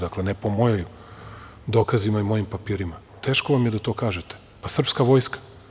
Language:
Serbian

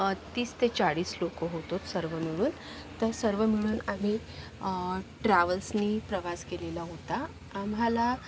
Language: Marathi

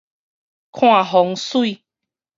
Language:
Min Nan Chinese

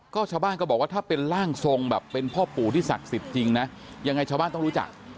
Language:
Thai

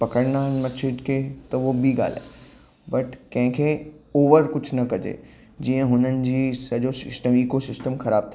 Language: Sindhi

